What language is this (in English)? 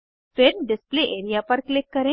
Hindi